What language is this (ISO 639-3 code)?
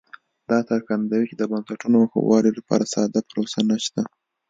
pus